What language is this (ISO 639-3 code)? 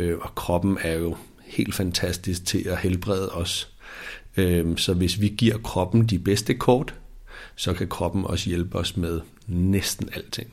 dan